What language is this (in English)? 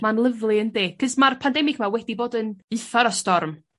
Welsh